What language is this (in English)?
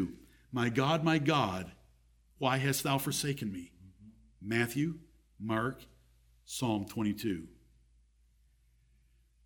English